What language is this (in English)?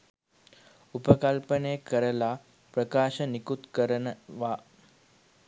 Sinhala